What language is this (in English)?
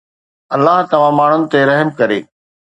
Sindhi